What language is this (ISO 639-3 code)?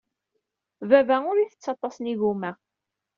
kab